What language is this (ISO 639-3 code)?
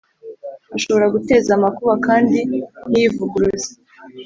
kin